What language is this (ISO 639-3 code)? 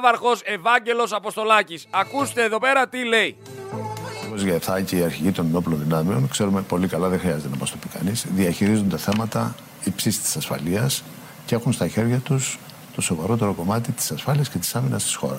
ell